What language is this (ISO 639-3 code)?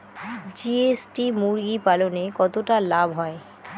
ben